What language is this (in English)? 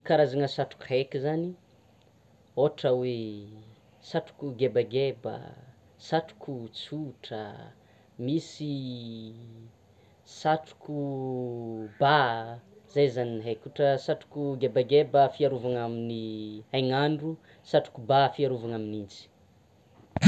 Tsimihety Malagasy